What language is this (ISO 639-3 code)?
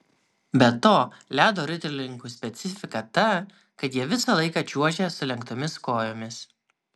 lit